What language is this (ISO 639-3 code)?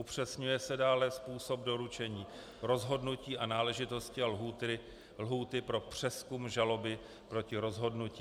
ces